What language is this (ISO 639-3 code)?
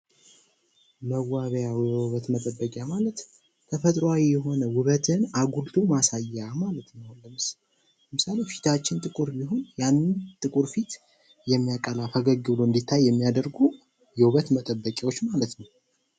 amh